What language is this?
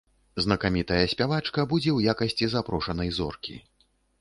Belarusian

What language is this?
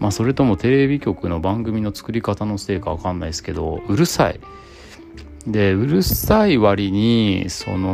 Japanese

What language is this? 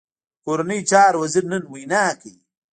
Pashto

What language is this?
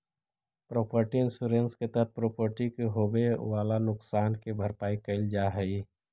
Magahi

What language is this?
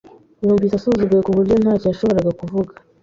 Kinyarwanda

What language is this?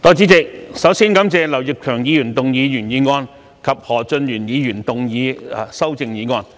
Cantonese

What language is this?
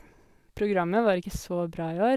Norwegian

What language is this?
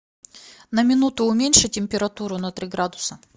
Russian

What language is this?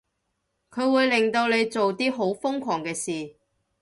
Cantonese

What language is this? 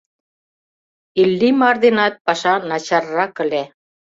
Mari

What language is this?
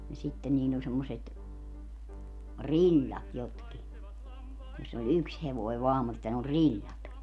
Finnish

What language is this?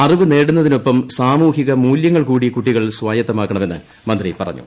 Malayalam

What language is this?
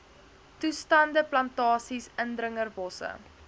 Afrikaans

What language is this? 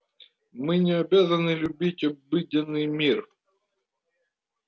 Russian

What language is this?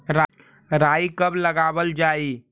Magahi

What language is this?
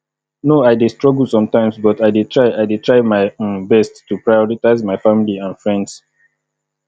Nigerian Pidgin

